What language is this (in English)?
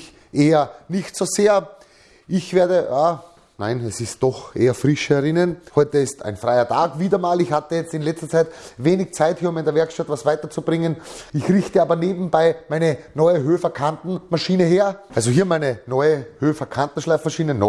German